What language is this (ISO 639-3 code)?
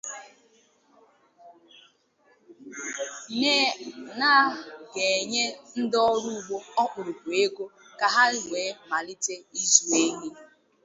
ibo